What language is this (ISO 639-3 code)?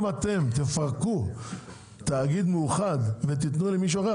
heb